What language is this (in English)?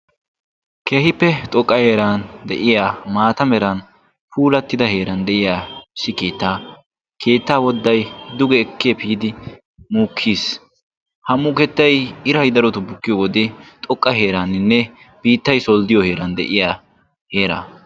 Wolaytta